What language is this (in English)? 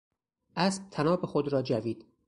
Persian